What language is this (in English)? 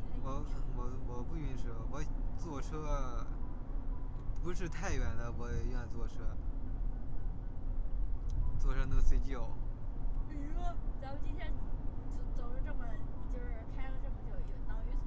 Chinese